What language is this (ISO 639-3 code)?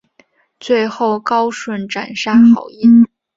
zho